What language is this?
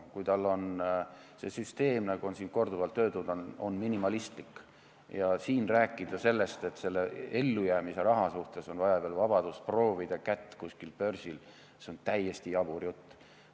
Estonian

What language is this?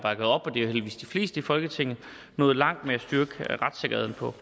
Danish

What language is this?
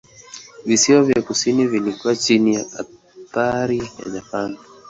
Swahili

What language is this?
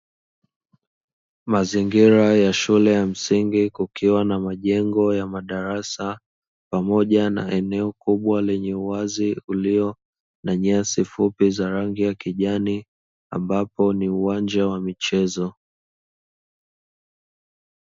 Swahili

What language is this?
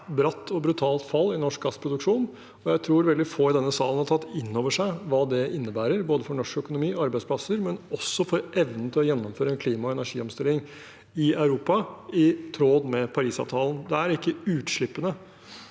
Norwegian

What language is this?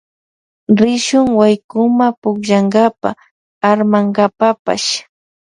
Loja Highland Quichua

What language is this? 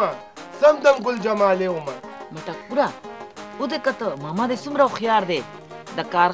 Arabic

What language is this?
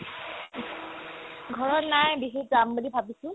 Assamese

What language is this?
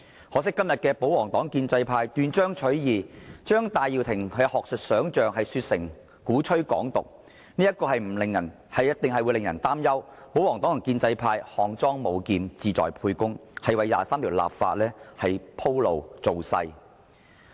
Cantonese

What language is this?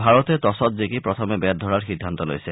Assamese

